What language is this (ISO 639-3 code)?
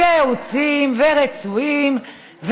heb